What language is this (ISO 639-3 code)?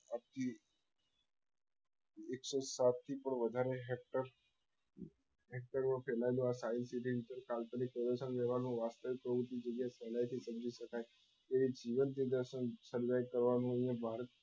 guj